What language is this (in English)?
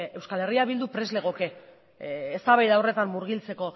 Basque